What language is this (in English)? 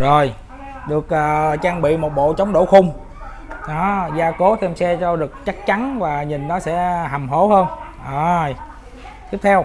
Vietnamese